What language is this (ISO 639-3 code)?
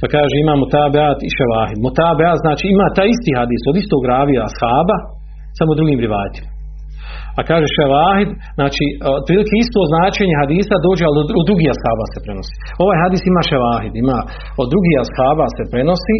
hrv